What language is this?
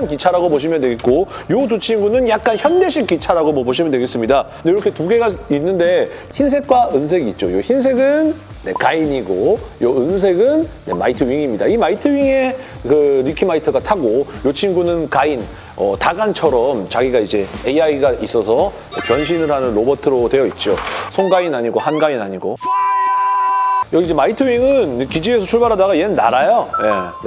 Korean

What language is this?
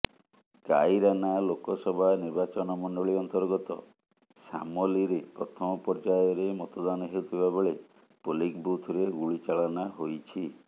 Odia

